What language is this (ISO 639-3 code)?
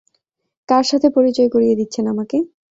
ben